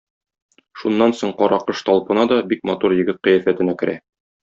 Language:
Tatar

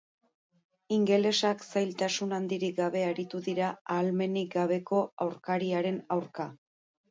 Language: Basque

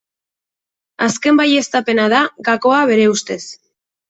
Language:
Basque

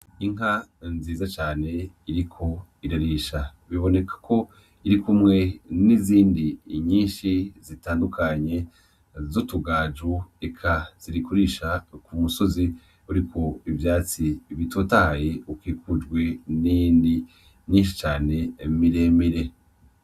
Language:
Rundi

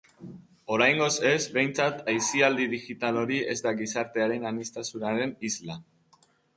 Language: Basque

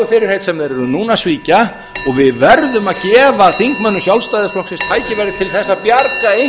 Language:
Icelandic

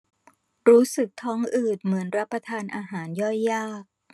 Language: Thai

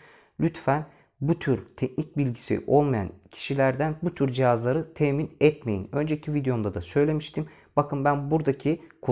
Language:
Turkish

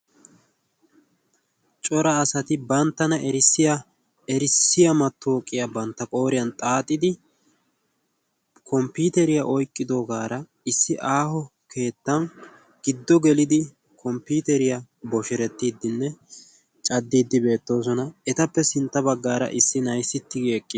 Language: Wolaytta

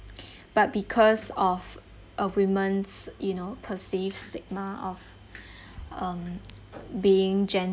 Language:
English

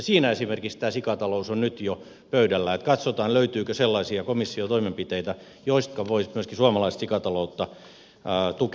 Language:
Finnish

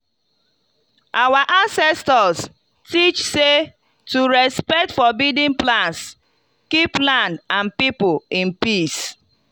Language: Nigerian Pidgin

